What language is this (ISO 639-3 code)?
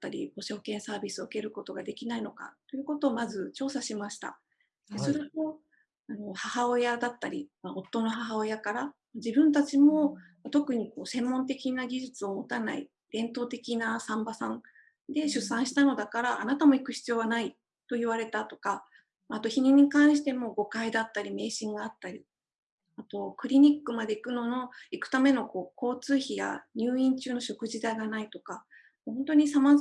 jpn